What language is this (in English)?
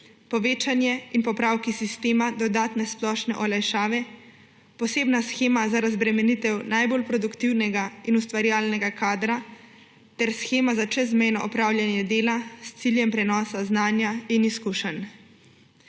Slovenian